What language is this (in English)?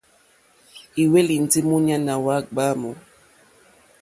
Mokpwe